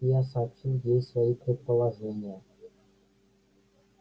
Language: Russian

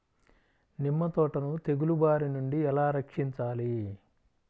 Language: Telugu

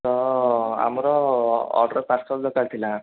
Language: Odia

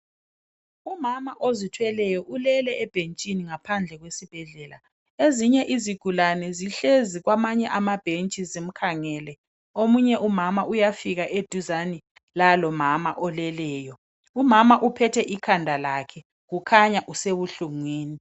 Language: North Ndebele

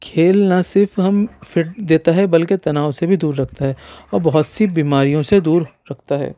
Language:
Urdu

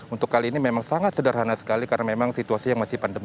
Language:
Indonesian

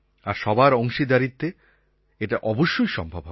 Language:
Bangla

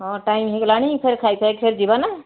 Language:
Odia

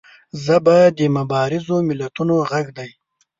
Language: Pashto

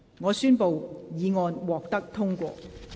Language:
Cantonese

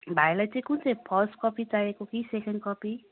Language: Nepali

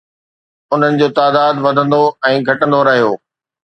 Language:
Sindhi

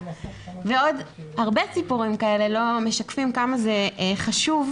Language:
Hebrew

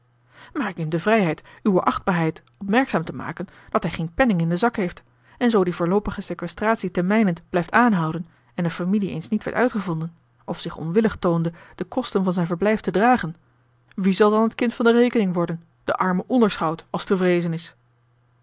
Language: Dutch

